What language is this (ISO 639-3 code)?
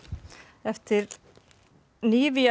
isl